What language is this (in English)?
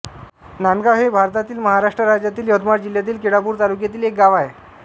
Marathi